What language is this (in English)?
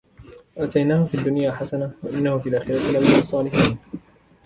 Arabic